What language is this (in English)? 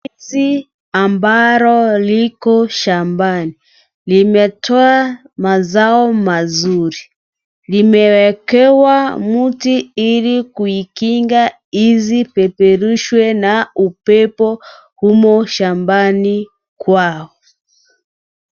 Swahili